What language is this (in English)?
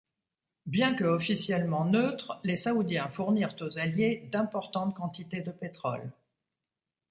French